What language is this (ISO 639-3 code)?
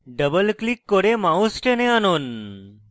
ben